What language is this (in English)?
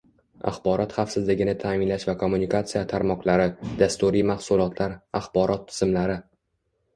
Uzbek